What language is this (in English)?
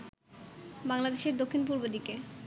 Bangla